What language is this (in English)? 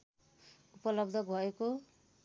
Nepali